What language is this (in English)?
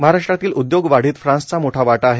Marathi